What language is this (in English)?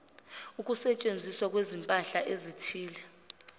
Zulu